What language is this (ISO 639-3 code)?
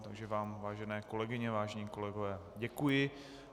ces